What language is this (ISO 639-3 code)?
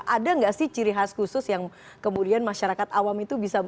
ind